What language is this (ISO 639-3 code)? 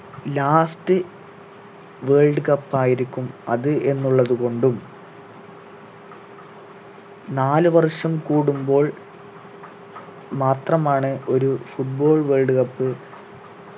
mal